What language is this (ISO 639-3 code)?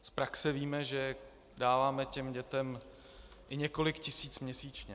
ces